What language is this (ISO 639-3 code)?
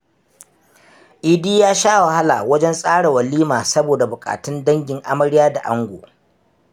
hau